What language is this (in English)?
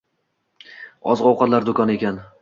Uzbek